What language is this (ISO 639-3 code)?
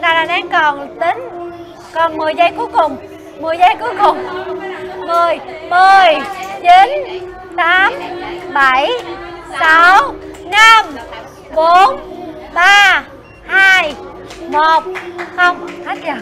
vie